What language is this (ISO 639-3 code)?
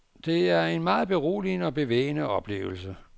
dan